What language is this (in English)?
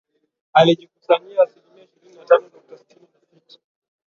Swahili